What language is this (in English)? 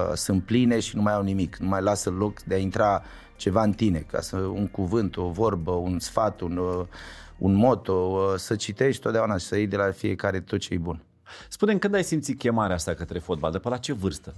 Romanian